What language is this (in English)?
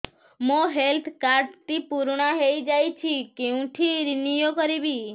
Odia